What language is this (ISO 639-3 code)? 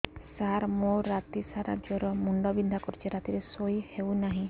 ori